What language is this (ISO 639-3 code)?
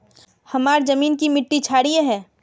mag